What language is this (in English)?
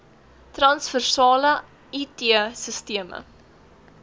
Afrikaans